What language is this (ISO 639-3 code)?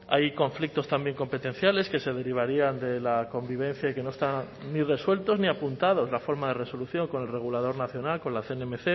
spa